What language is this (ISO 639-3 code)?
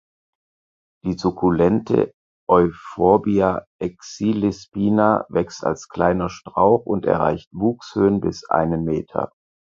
deu